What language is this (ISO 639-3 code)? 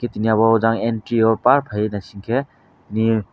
trp